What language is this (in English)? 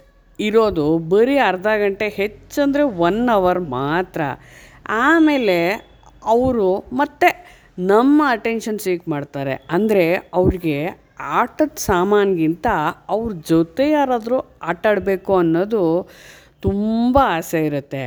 Kannada